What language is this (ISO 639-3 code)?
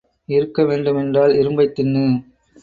tam